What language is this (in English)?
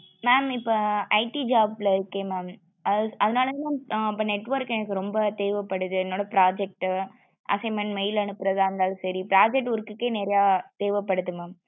Tamil